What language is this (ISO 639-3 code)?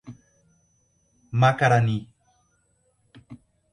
por